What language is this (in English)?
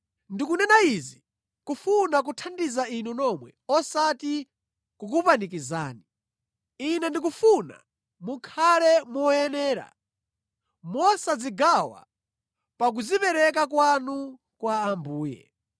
Nyanja